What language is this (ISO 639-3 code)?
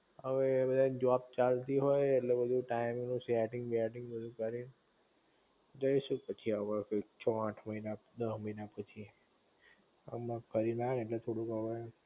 guj